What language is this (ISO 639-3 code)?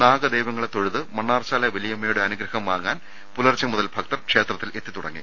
mal